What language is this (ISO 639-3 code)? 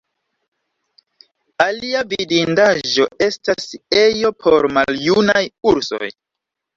epo